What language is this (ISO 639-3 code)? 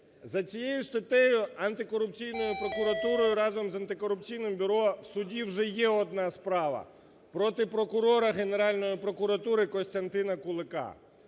ukr